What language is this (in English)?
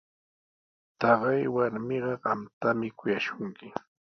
Sihuas Ancash Quechua